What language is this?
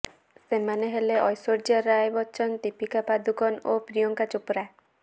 Odia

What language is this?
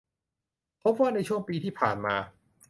Thai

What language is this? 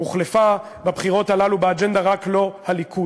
Hebrew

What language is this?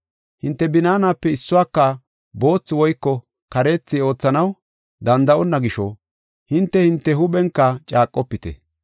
Gofa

